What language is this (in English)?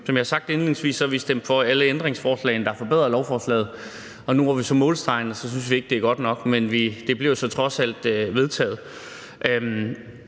Danish